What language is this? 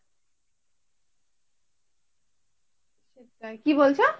Bangla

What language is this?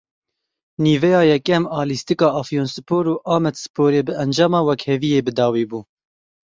Kurdish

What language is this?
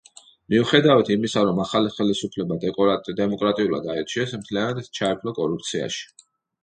Georgian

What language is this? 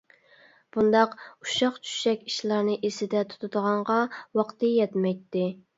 Uyghur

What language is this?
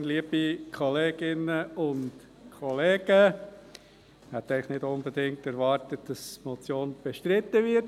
Swiss German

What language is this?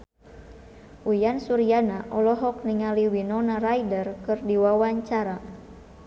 Sundanese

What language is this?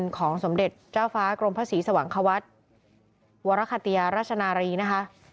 Thai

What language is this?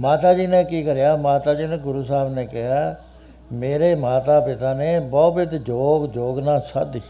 Punjabi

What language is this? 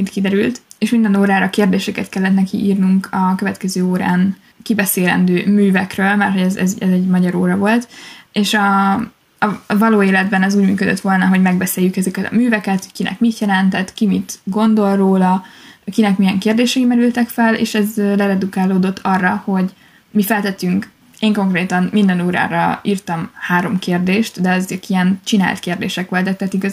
Hungarian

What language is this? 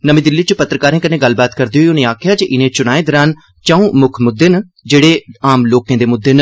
Dogri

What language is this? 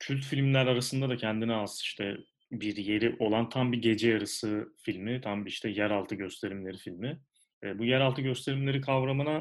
Turkish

